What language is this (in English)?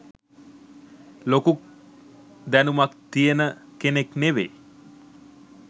Sinhala